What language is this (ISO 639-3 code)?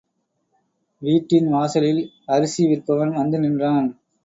tam